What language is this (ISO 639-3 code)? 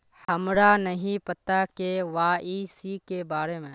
mag